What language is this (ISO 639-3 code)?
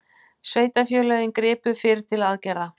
isl